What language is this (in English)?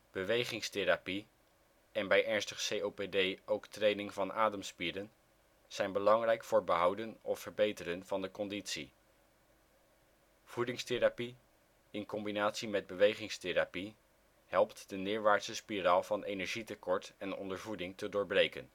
Dutch